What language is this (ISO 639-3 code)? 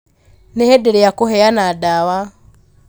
kik